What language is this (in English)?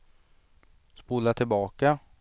Swedish